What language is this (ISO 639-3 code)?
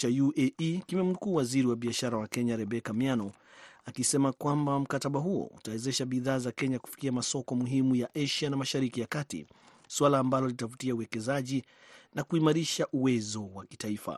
swa